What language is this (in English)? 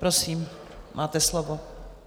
Czech